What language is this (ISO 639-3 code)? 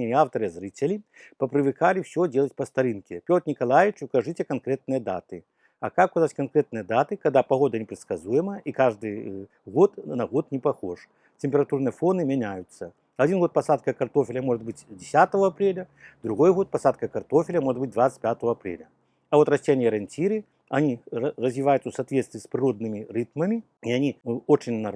rus